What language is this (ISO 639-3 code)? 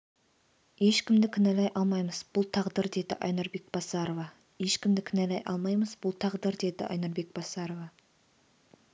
kaz